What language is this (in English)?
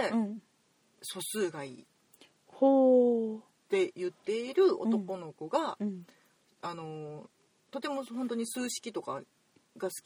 Japanese